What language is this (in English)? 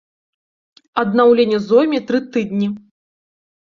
Belarusian